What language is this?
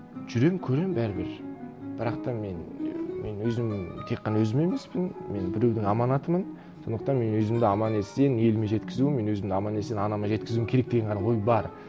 Kazakh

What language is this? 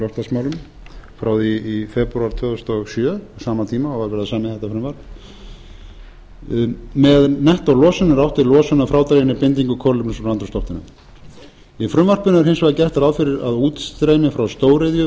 Icelandic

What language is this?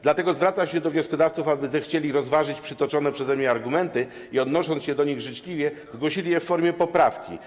Polish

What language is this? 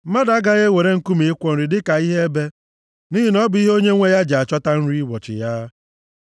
Igbo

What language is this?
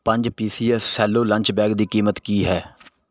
Punjabi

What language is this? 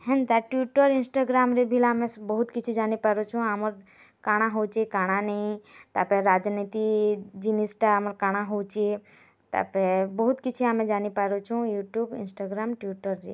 Odia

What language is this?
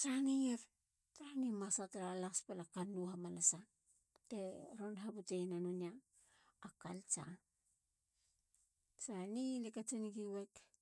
Halia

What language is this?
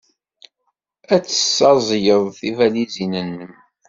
Kabyle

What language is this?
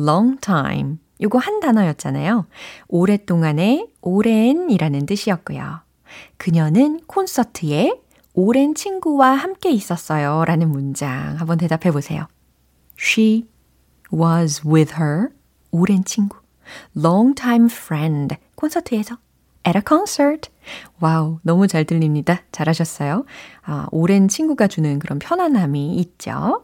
Korean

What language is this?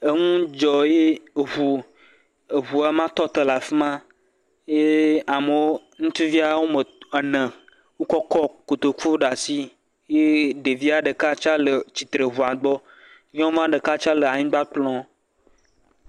Ewe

